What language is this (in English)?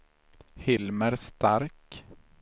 Swedish